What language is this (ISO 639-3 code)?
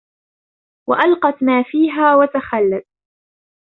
ara